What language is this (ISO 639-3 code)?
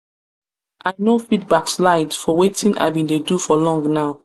pcm